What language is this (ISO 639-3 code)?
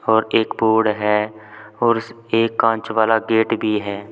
hin